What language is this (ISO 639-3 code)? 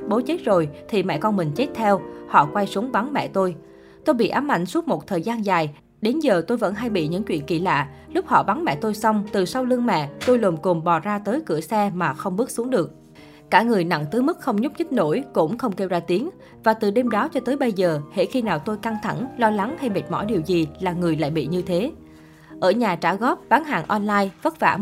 vie